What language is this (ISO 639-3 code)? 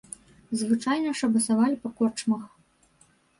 bel